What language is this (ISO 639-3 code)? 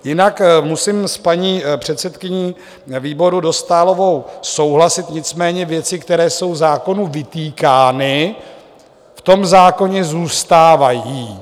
ces